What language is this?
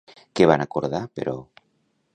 Catalan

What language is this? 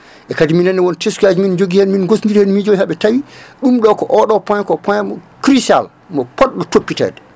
Fula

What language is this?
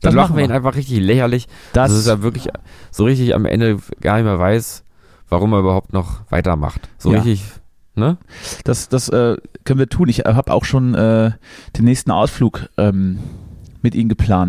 German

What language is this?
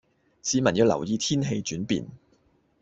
Cantonese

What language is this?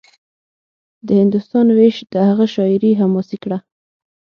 Pashto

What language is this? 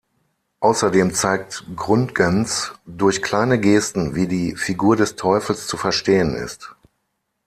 German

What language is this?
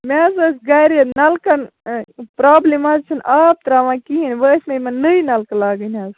Kashmiri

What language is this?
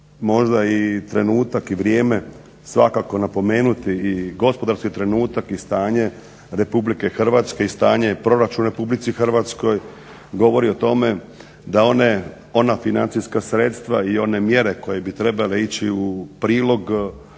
Croatian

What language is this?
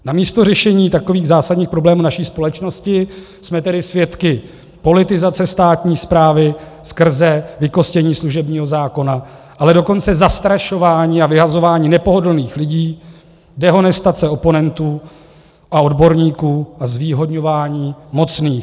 Czech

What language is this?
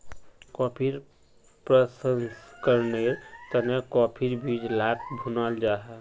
Magahi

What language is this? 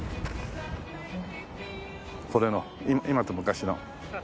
Japanese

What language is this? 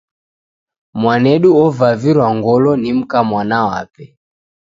Taita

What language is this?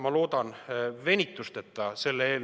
Estonian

